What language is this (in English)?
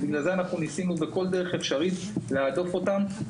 Hebrew